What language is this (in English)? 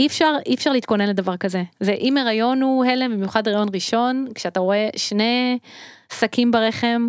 Hebrew